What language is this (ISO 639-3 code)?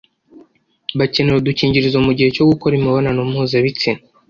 kin